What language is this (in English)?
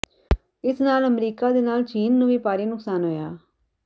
Punjabi